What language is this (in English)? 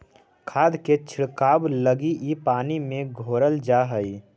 Magahi